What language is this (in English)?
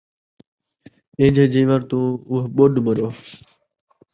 Saraiki